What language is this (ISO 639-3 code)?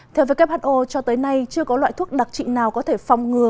vie